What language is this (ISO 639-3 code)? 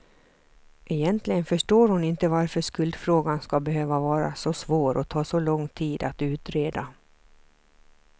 swe